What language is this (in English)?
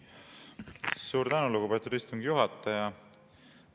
Estonian